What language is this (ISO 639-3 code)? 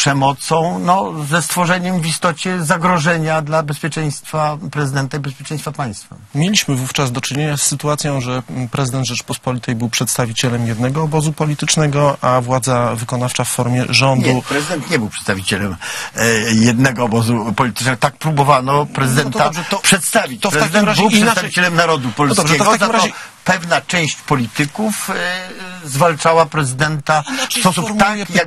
pol